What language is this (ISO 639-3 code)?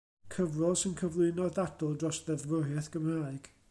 cym